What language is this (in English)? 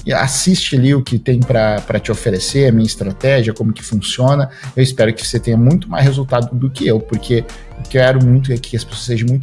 Portuguese